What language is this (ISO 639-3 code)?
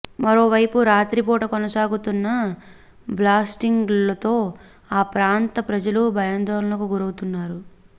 tel